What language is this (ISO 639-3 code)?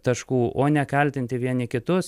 lit